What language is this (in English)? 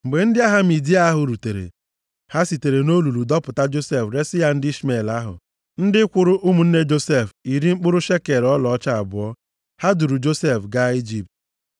Igbo